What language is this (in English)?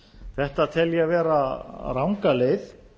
Icelandic